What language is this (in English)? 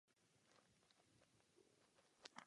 Czech